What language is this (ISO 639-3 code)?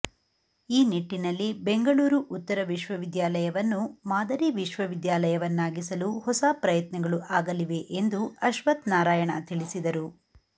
kan